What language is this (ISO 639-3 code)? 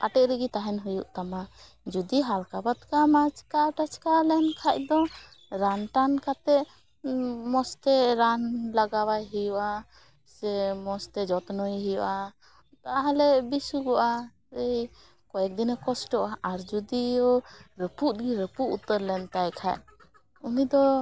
sat